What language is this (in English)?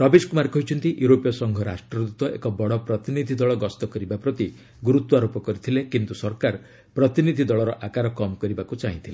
Odia